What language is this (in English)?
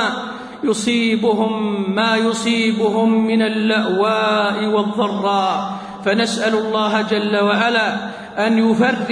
Arabic